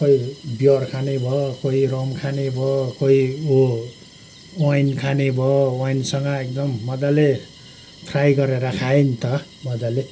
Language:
Nepali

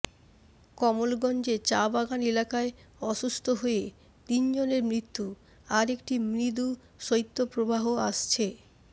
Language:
Bangla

